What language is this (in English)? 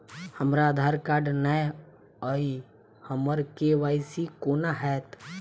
Maithili